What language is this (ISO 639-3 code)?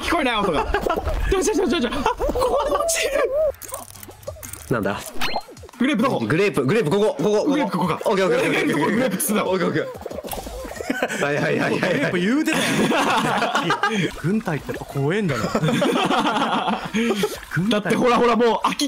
jpn